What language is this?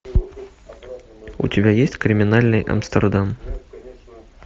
Russian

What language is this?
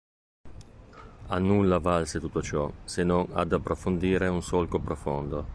Italian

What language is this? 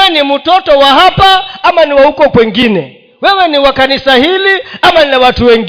Swahili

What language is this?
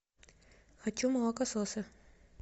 Russian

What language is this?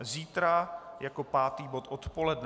Czech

